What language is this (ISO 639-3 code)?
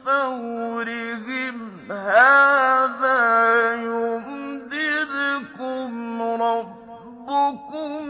ara